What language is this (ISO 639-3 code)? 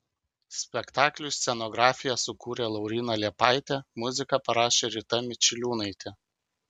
lit